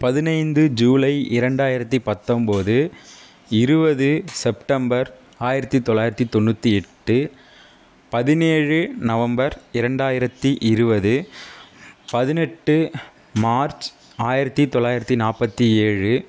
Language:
Tamil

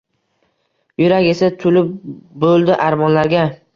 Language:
Uzbek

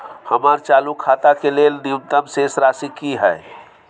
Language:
Maithili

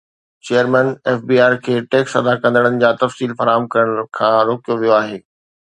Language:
Sindhi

